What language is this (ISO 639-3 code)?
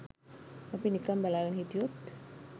sin